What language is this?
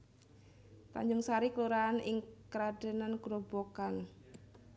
Javanese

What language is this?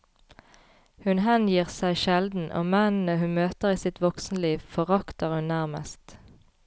Norwegian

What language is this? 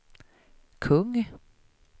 Swedish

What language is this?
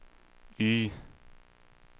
Swedish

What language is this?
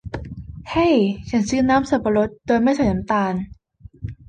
Thai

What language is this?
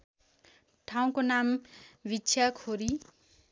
Nepali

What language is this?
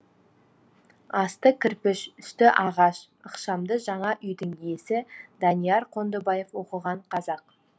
Kazakh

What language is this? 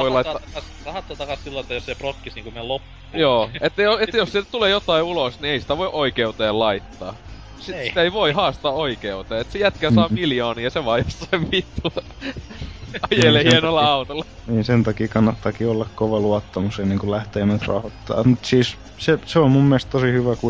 Finnish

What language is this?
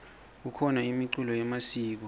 Swati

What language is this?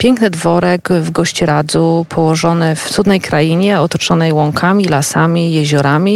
Polish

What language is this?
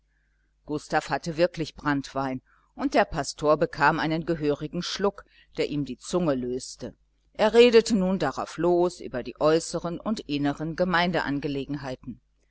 German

